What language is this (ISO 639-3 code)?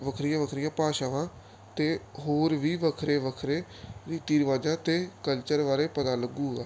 pan